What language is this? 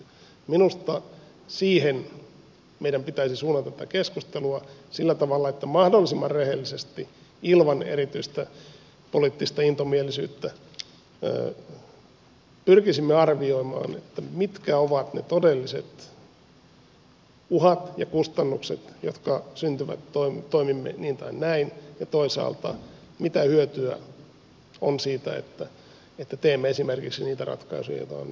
Finnish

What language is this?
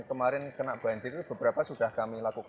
Indonesian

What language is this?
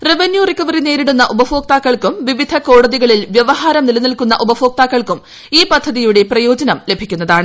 Malayalam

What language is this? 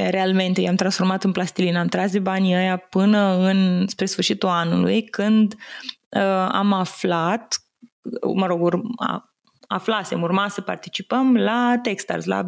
Romanian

